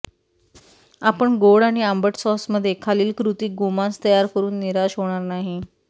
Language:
Marathi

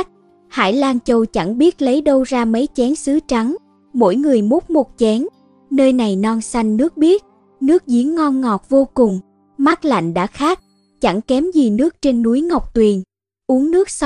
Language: Vietnamese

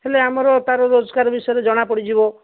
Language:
Odia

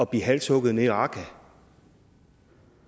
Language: Danish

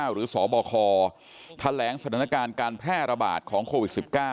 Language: Thai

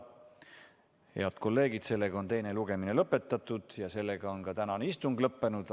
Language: Estonian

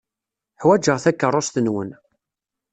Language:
Kabyle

